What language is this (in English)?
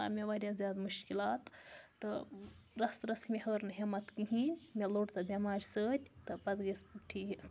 Kashmiri